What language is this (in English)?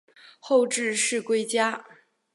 Chinese